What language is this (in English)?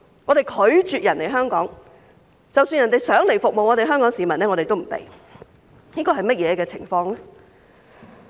Cantonese